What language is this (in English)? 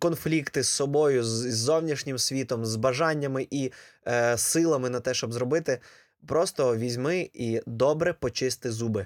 Ukrainian